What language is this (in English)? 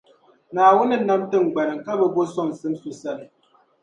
Dagbani